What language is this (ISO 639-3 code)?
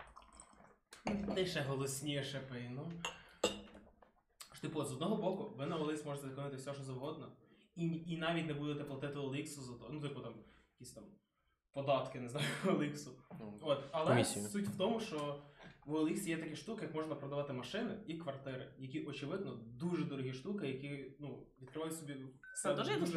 ukr